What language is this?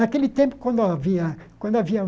Portuguese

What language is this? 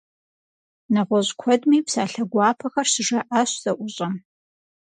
Kabardian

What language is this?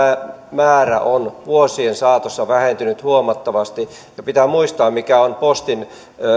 Finnish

